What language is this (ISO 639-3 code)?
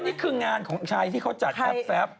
tha